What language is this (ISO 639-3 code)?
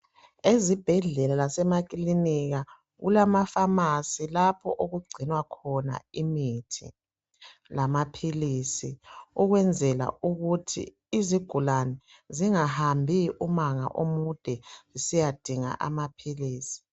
nde